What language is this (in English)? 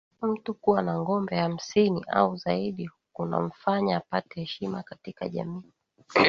Swahili